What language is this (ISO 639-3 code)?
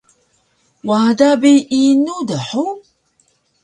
trv